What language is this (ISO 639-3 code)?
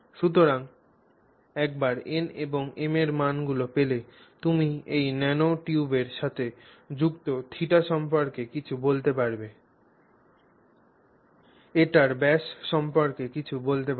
ben